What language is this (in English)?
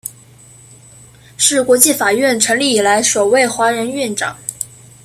Chinese